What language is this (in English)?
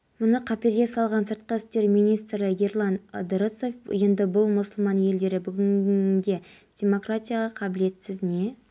Kazakh